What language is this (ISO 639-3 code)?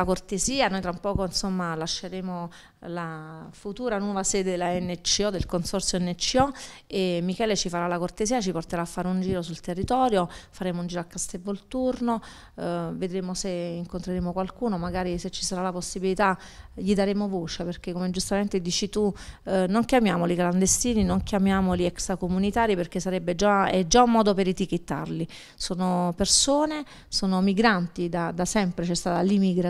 ita